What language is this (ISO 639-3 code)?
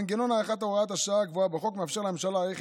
heb